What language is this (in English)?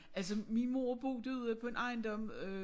Danish